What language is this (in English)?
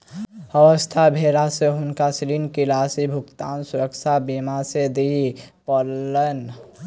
Maithili